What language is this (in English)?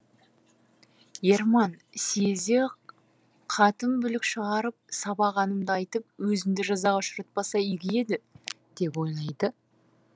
Kazakh